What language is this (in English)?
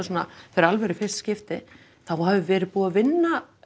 Icelandic